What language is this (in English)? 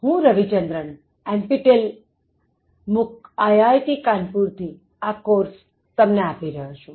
Gujarati